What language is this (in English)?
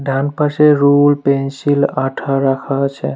Bangla